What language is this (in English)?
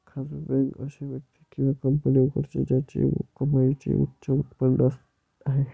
Marathi